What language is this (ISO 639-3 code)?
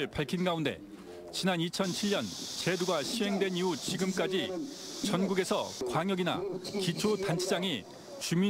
kor